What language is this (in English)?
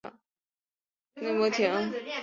Chinese